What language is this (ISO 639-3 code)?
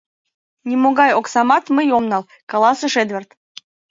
chm